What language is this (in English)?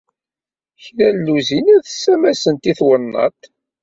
Kabyle